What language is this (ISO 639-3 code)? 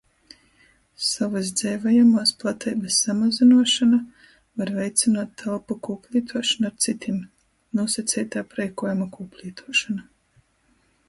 ltg